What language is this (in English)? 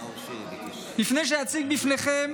Hebrew